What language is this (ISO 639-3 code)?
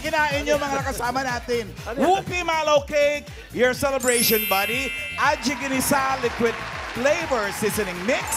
fil